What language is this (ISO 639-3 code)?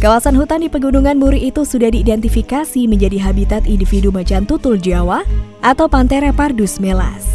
ind